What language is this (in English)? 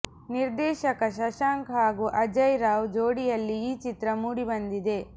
Kannada